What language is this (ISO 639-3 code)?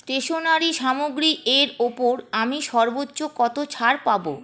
ben